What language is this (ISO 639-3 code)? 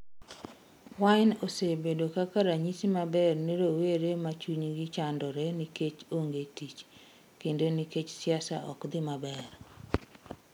luo